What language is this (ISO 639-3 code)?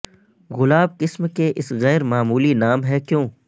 urd